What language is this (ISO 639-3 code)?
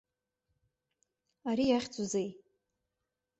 abk